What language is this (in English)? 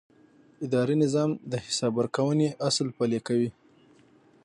Pashto